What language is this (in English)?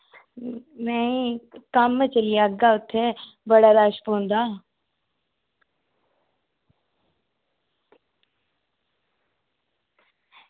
Dogri